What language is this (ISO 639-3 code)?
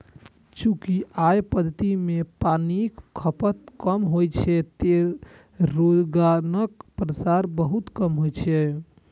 mai